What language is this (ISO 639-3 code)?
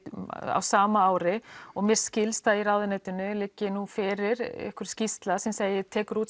isl